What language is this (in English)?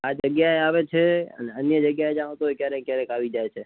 Gujarati